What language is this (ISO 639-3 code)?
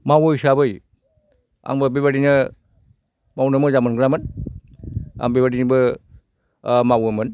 brx